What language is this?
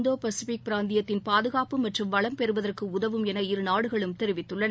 Tamil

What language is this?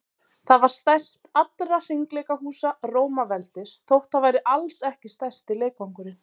Icelandic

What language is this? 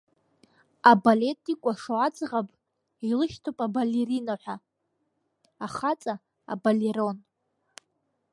Abkhazian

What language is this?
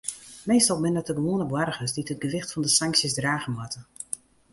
Western Frisian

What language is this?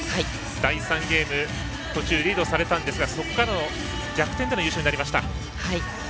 Japanese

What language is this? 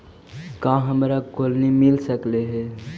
Magahi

